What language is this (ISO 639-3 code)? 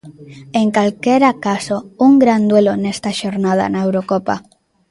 glg